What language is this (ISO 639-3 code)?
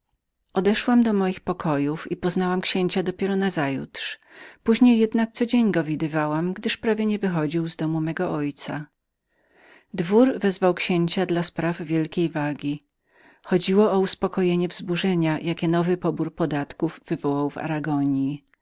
pol